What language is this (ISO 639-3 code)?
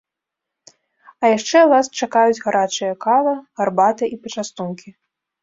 bel